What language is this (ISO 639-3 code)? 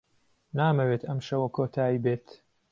ckb